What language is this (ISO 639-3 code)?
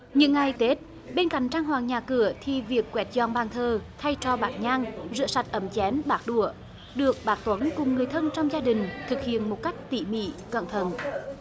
vie